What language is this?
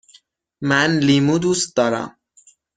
Persian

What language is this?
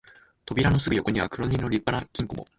Japanese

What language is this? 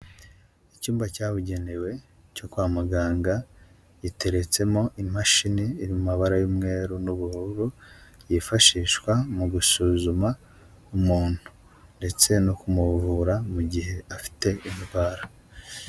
Kinyarwanda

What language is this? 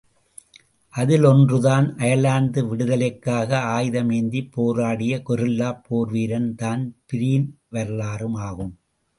Tamil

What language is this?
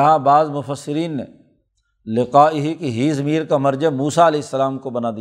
Urdu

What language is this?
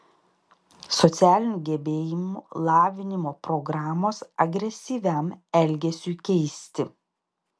Lithuanian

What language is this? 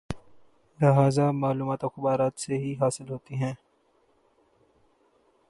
Urdu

